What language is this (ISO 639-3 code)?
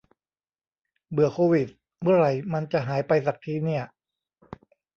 tha